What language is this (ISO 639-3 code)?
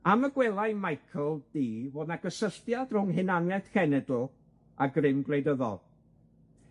cym